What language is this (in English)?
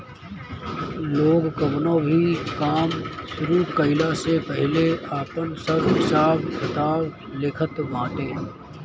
Bhojpuri